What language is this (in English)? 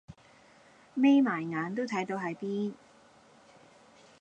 Cantonese